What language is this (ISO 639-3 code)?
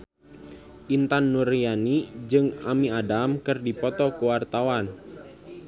sun